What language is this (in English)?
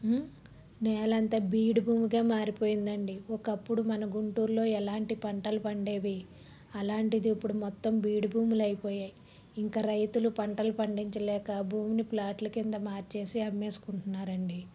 Telugu